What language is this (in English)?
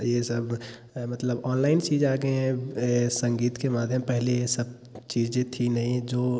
Hindi